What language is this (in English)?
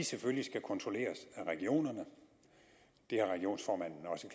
Danish